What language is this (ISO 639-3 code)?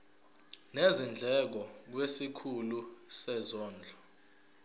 zul